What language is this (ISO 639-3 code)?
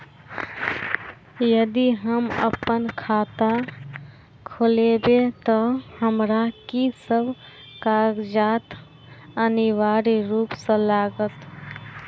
mai